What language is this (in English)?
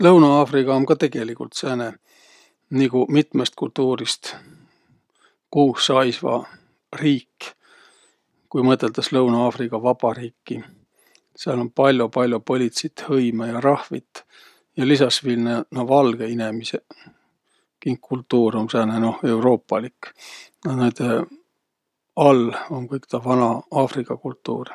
Võro